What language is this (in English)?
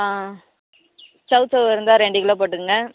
Tamil